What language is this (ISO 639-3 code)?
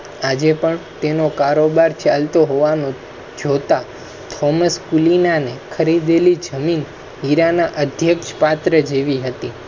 guj